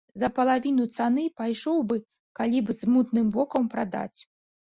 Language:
Belarusian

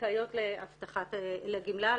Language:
Hebrew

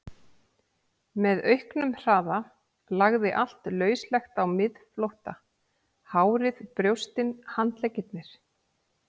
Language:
Icelandic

